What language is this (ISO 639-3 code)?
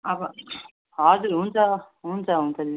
nep